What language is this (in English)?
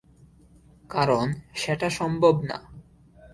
Bangla